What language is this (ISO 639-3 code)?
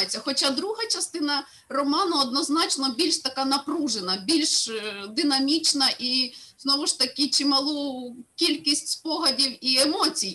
ukr